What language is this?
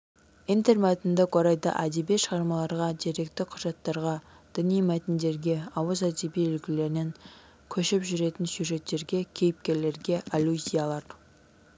Kazakh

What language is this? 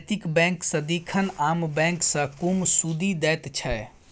Maithili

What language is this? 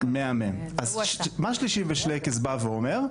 Hebrew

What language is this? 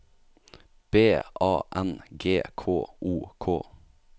Norwegian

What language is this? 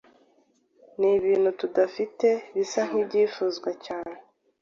Kinyarwanda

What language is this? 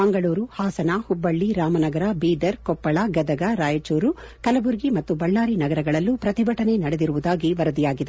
Kannada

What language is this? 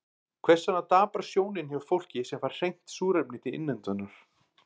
Icelandic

